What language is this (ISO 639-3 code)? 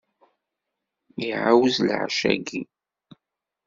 kab